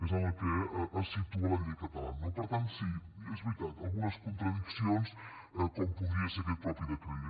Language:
Catalan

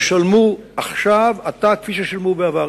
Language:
Hebrew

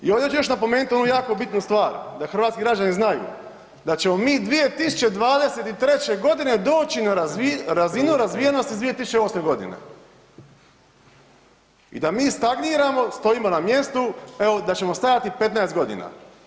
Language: Croatian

